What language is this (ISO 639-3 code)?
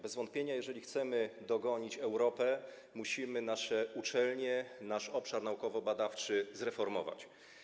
pol